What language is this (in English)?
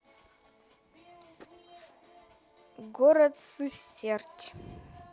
Russian